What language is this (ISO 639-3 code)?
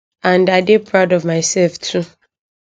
pcm